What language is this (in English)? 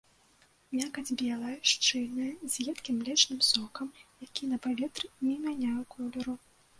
Belarusian